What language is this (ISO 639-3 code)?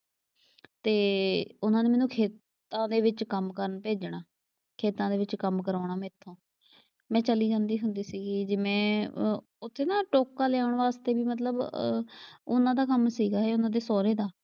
pan